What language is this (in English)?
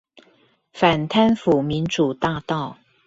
Chinese